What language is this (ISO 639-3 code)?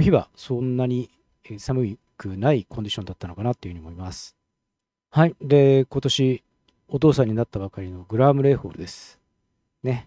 jpn